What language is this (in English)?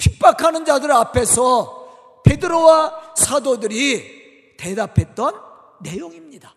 Korean